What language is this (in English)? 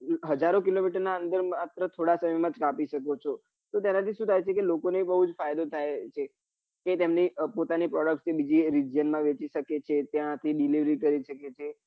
Gujarati